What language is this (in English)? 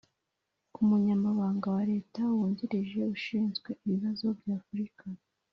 Kinyarwanda